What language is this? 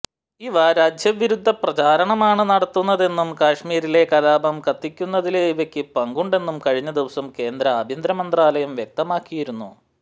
Malayalam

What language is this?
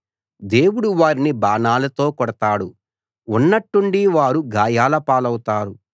Telugu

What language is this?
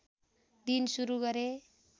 Nepali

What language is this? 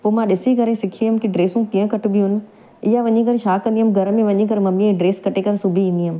Sindhi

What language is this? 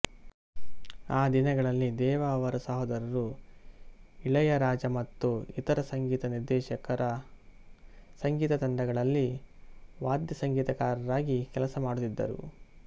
Kannada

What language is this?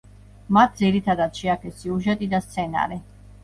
Georgian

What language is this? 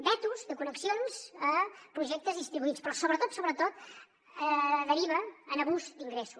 Catalan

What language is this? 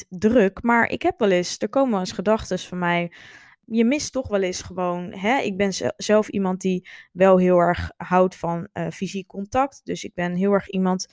Dutch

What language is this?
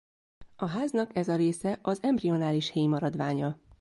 Hungarian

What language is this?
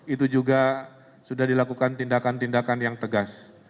Indonesian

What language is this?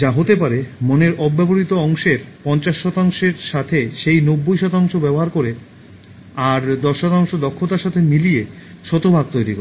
Bangla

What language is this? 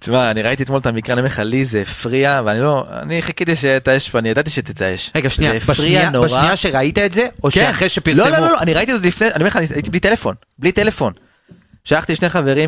Hebrew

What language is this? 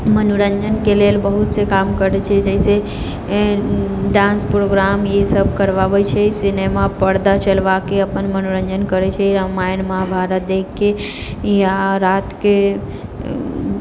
Maithili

